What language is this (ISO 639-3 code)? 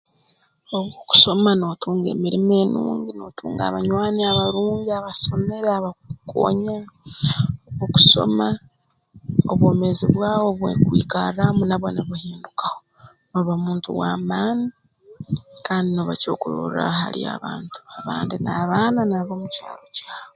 ttj